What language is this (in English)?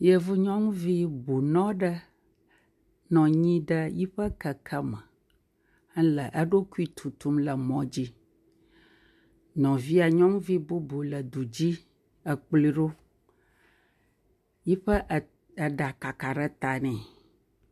Ewe